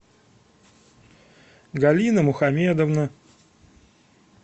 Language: Russian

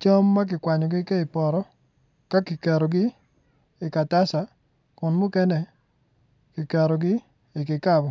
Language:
Acoli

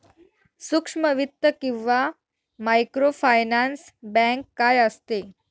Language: Marathi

